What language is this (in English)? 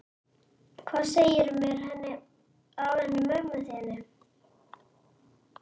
Icelandic